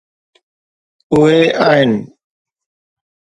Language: Sindhi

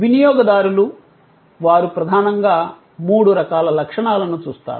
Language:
Telugu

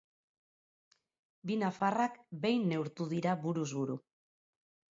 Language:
Basque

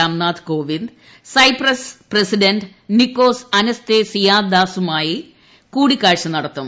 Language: Malayalam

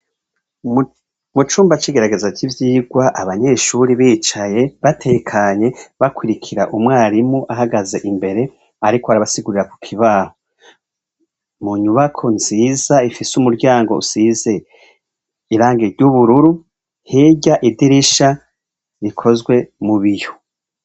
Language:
Rundi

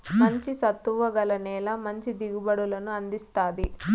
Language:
Telugu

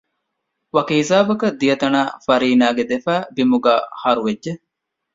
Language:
Divehi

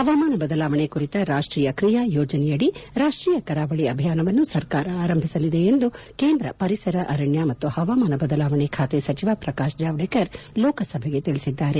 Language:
Kannada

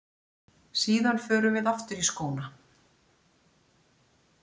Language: Icelandic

